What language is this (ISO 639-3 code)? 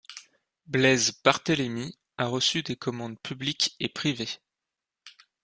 fra